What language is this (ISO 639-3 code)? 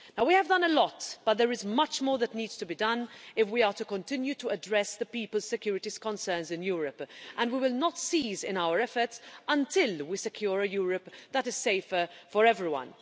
eng